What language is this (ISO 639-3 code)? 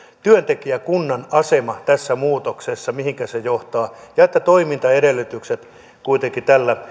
fin